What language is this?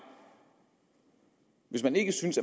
Danish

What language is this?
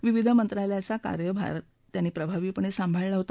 Marathi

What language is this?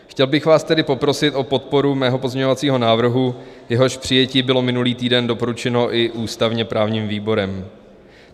Czech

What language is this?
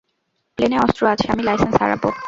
Bangla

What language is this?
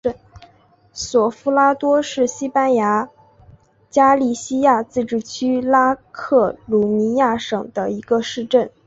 Chinese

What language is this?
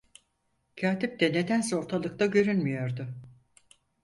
Turkish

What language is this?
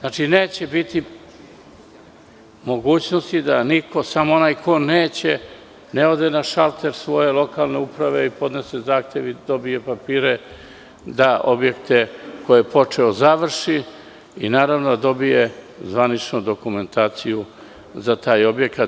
Serbian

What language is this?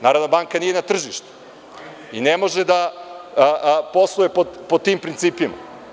Serbian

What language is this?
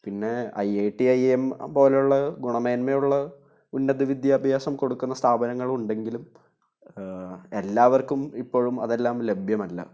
Malayalam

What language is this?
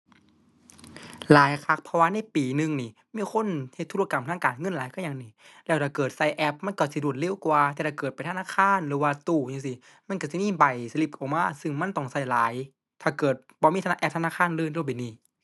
Thai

